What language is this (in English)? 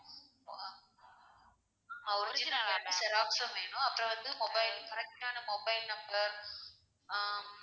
Tamil